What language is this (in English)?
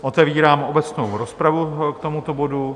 Czech